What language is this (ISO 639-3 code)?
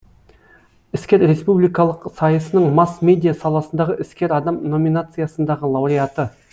kaz